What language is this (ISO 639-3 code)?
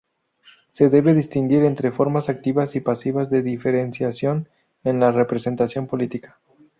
spa